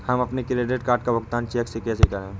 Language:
Hindi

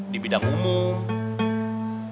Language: Indonesian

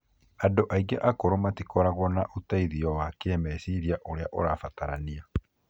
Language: Kikuyu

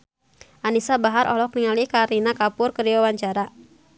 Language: Sundanese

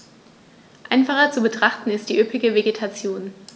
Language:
German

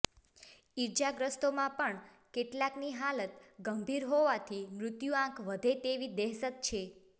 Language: Gujarati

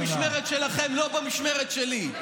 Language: Hebrew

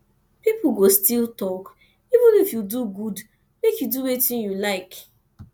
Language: Nigerian Pidgin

